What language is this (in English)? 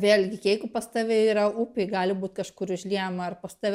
Lithuanian